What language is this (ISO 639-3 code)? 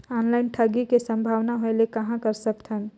hne